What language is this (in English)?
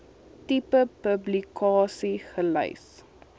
Afrikaans